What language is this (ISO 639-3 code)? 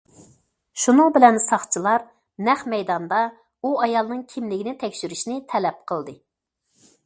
uig